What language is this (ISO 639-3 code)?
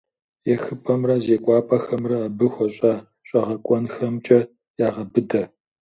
kbd